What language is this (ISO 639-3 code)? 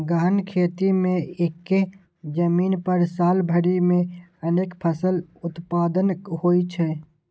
mai